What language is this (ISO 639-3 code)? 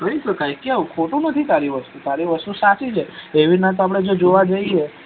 guj